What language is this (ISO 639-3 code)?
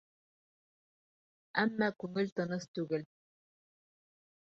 bak